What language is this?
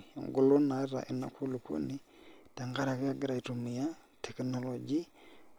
Masai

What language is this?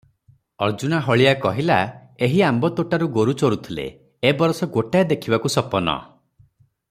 Odia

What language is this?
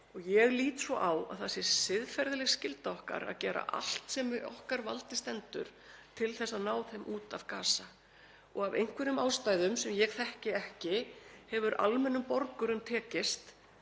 Icelandic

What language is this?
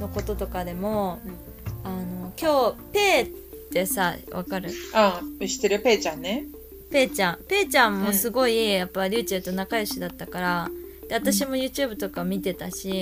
Japanese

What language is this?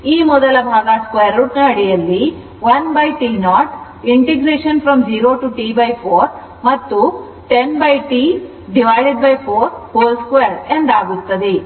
Kannada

